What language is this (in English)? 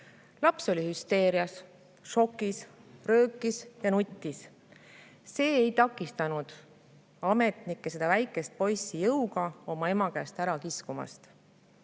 Estonian